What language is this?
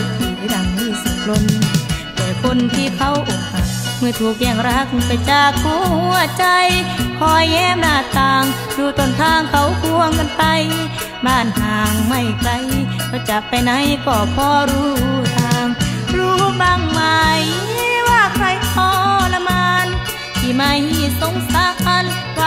Thai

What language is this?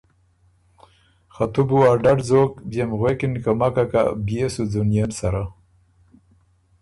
Ormuri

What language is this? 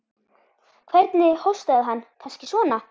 Icelandic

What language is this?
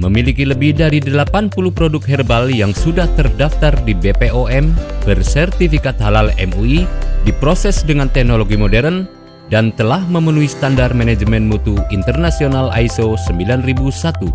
Indonesian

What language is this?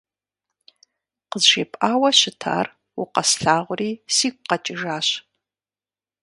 Kabardian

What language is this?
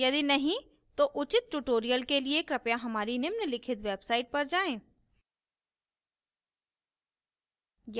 Hindi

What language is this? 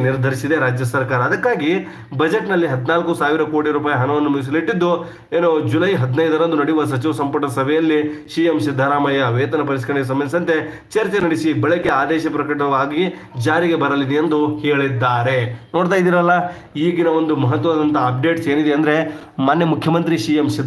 Kannada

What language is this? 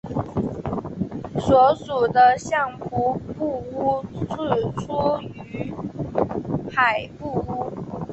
Chinese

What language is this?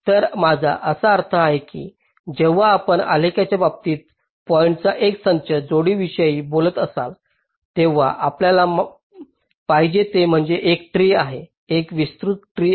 Marathi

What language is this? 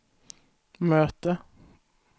Swedish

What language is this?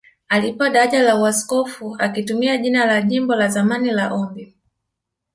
Swahili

